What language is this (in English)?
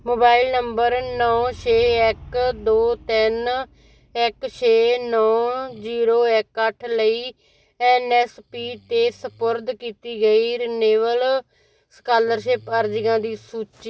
Punjabi